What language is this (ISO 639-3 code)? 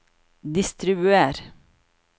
nor